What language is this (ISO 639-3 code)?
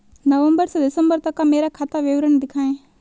hin